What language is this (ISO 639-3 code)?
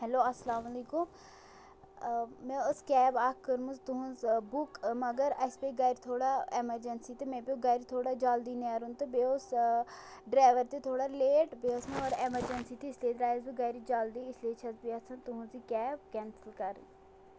kas